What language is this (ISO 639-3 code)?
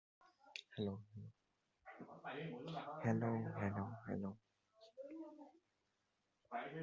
eng